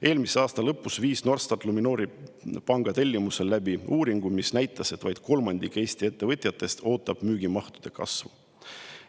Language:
Estonian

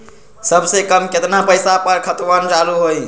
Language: Magahi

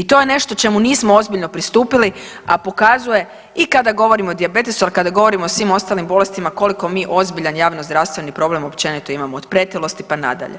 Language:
Croatian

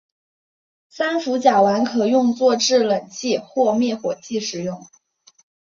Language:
Chinese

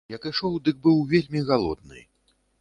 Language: Belarusian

